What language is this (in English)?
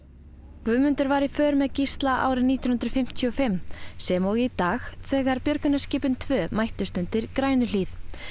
Icelandic